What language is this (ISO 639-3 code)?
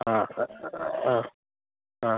mal